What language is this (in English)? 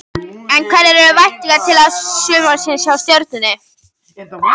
Icelandic